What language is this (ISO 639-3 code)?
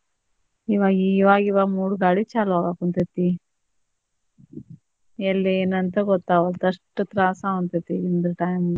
kan